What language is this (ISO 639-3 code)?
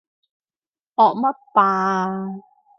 yue